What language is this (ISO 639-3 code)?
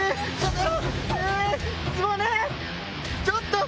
jpn